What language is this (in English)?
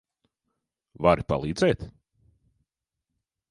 Latvian